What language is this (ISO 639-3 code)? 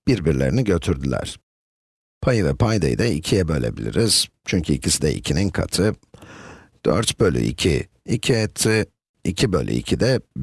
tur